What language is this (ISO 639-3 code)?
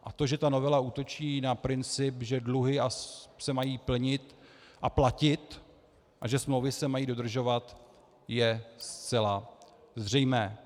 ces